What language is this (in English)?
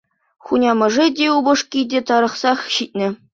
Chuvash